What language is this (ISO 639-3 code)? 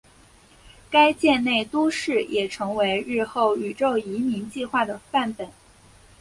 zho